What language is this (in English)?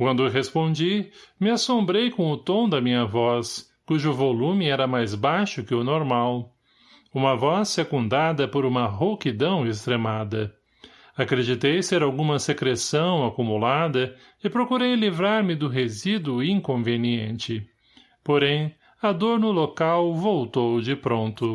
Portuguese